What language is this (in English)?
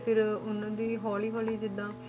Punjabi